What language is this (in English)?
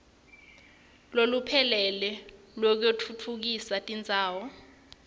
Swati